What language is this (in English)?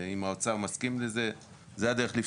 Hebrew